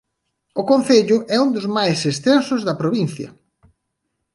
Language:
Galician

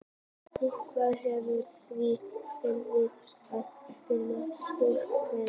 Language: Icelandic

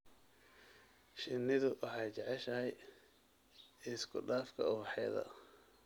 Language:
Somali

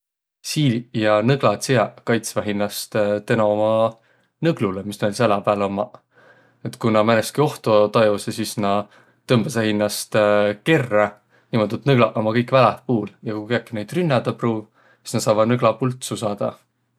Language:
Võro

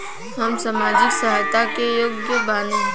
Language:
Bhojpuri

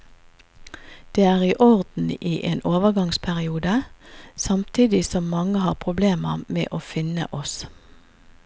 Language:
Norwegian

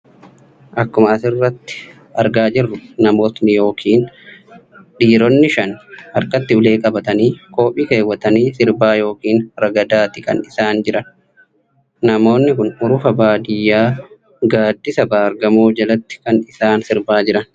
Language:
Oromo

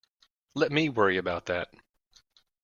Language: English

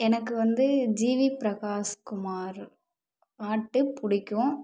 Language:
Tamil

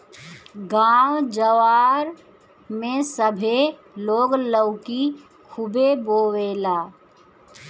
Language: Bhojpuri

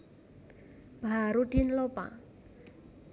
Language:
Javanese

